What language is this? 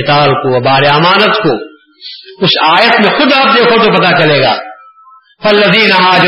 Urdu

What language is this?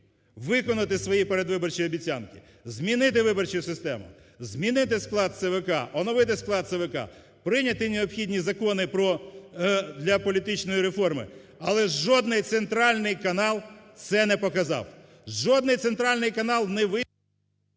Ukrainian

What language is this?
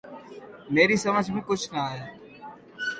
Urdu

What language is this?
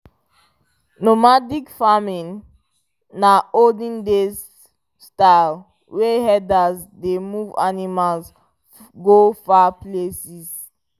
Nigerian Pidgin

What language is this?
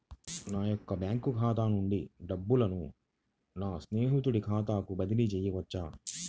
Telugu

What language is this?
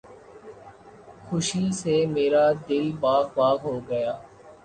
Urdu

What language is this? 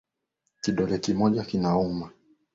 Swahili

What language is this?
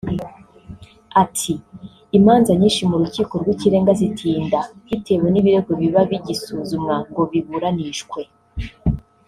Kinyarwanda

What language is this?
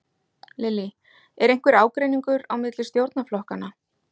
Icelandic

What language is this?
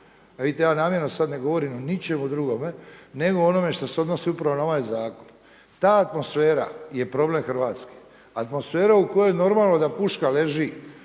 Croatian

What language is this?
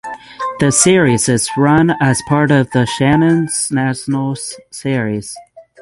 English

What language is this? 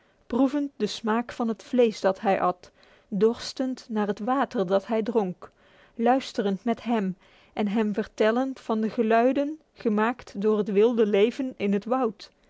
Dutch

